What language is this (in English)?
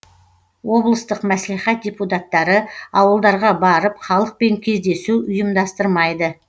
Kazakh